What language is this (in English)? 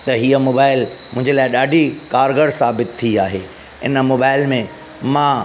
Sindhi